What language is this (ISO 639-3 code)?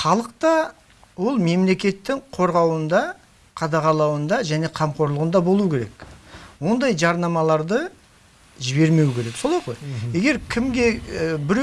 tur